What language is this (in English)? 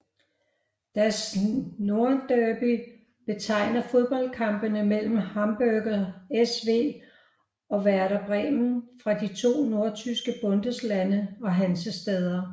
Danish